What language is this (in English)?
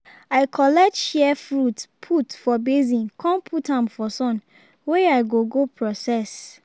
Nigerian Pidgin